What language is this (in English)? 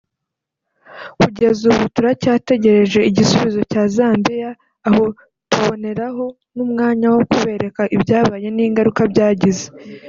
Kinyarwanda